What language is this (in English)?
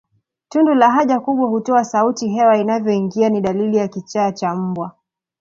Swahili